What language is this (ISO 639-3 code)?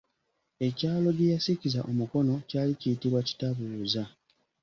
lug